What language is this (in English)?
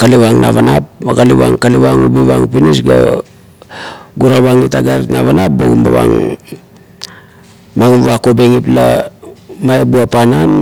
Kuot